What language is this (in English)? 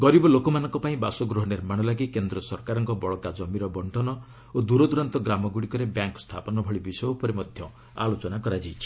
Odia